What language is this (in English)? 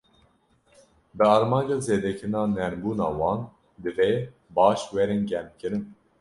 Kurdish